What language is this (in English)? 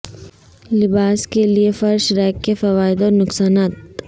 Urdu